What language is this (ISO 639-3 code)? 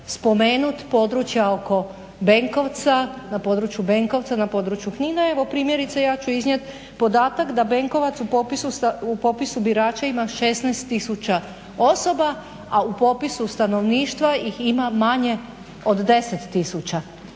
hrv